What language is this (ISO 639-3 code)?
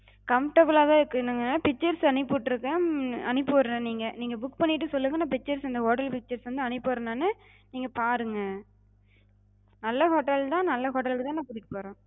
tam